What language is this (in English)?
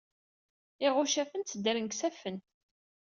Kabyle